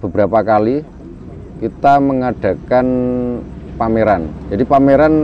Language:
Indonesian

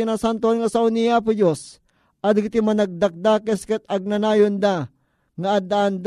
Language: Filipino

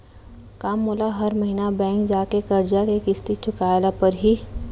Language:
Chhattisgarhi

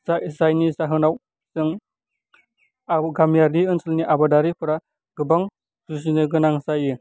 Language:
Bodo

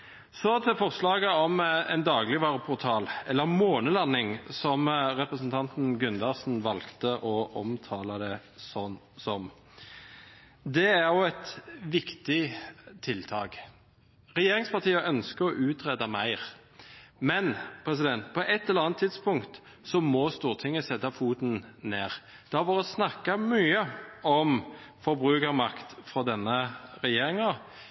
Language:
Norwegian Bokmål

